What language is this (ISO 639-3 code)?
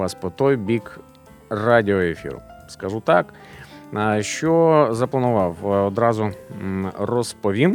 ukr